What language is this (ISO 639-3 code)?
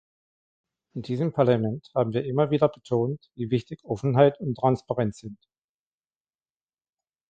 deu